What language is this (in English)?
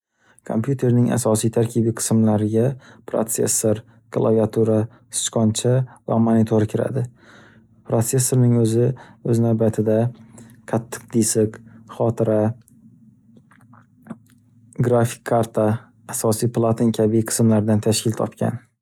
Uzbek